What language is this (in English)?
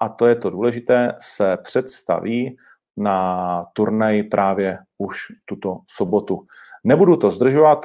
Czech